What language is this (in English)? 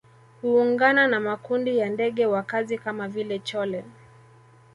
Swahili